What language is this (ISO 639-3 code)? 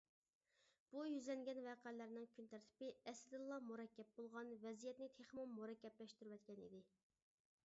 uig